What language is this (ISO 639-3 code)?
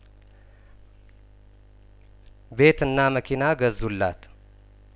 amh